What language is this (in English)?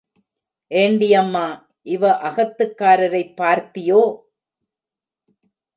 Tamil